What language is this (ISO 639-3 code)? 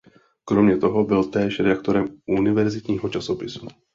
ces